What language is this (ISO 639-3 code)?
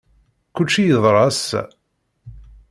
kab